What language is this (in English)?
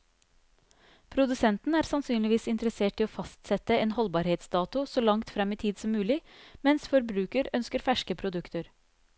Norwegian